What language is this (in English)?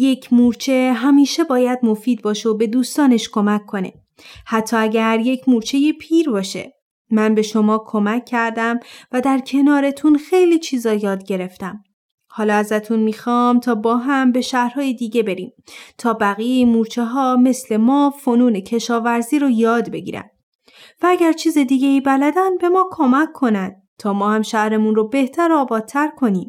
Persian